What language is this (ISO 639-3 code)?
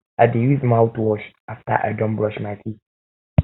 pcm